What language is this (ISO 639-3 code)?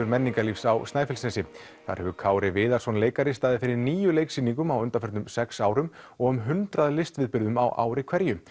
isl